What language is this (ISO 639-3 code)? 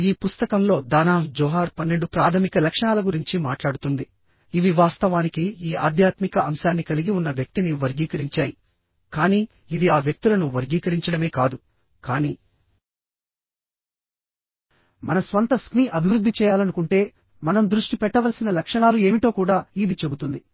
tel